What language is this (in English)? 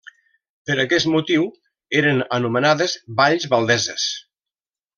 Catalan